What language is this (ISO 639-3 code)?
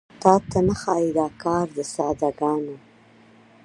pus